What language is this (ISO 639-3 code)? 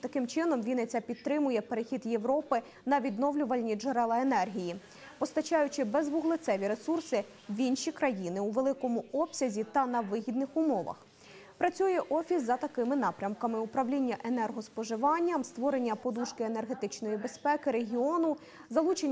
ukr